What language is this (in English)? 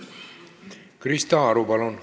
Estonian